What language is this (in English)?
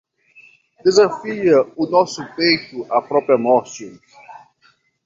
Portuguese